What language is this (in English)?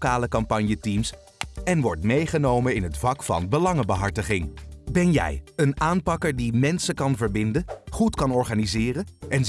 Dutch